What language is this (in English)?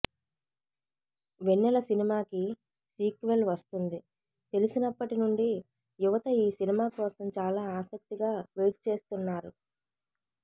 Telugu